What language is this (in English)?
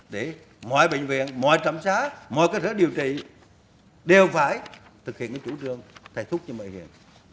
Vietnamese